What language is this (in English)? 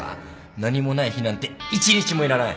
Japanese